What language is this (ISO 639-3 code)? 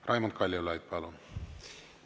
est